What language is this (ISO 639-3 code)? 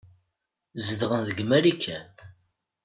kab